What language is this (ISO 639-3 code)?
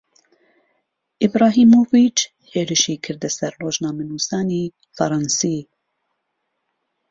ckb